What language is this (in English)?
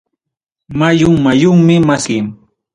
Ayacucho Quechua